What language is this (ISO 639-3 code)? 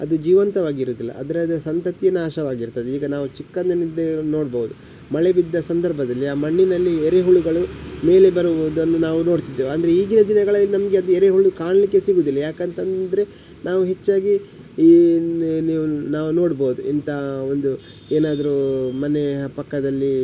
kan